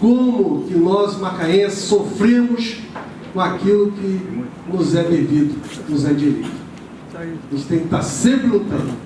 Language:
Portuguese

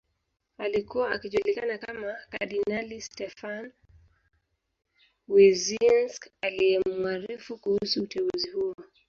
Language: Swahili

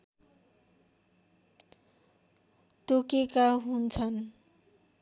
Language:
Nepali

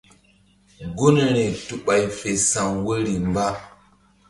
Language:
Mbum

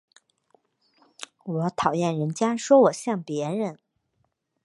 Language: Chinese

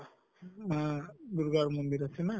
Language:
Assamese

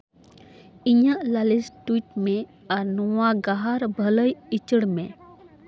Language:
Santali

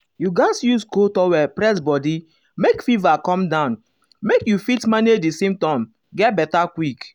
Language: Nigerian Pidgin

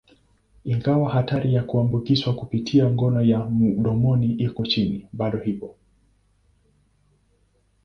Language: Swahili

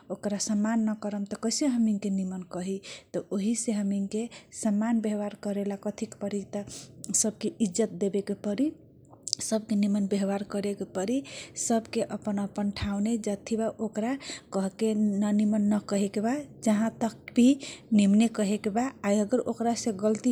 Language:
Kochila Tharu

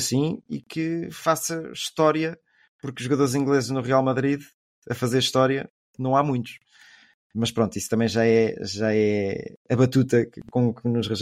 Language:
Portuguese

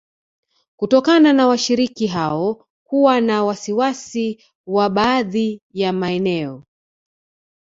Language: Swahili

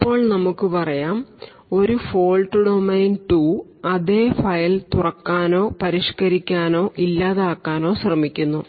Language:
Malayalam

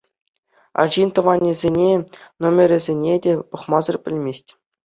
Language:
Chuvash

